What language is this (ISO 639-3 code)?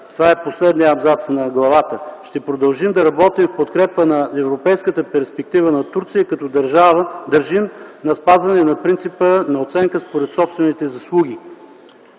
bul